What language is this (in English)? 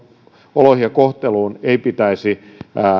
Finnish